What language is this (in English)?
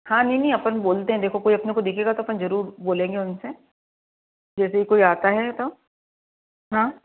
Hindi